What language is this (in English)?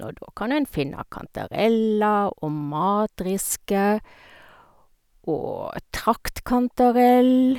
Norwegian